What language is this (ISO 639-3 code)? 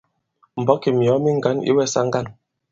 abb